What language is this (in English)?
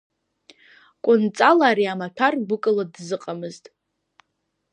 Abkhazian